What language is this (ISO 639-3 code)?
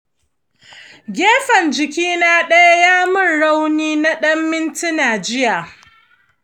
hau